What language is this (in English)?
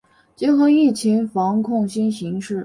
Chinese